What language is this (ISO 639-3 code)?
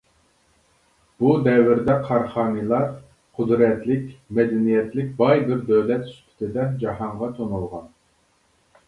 uig